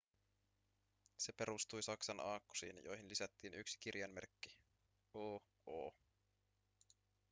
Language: Finnish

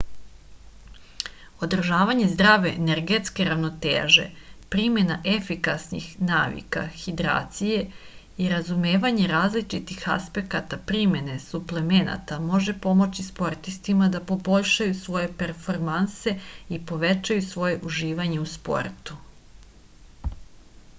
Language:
Serbian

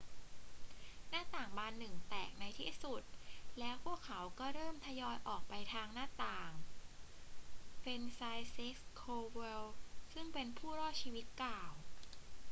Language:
Thai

